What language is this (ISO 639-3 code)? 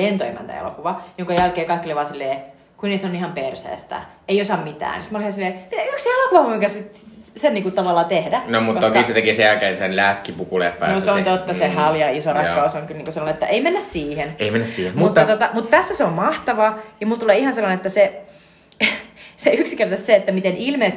fin